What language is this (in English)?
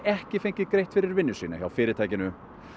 Icelandic